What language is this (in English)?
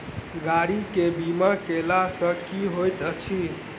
Maithili